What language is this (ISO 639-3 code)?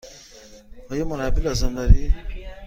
fas